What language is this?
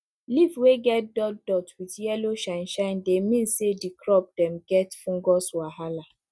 Nigerian Pidgin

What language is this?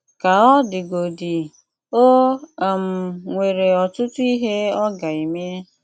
Igbo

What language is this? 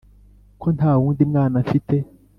Kinyarwanda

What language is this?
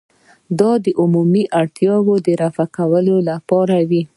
Pashto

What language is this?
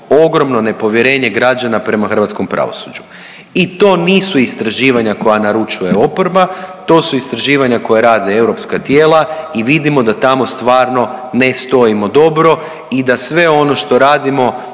Croatian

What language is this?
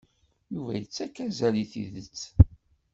Kabyle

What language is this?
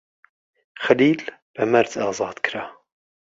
Central Kurdish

